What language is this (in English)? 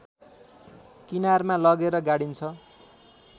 Nepali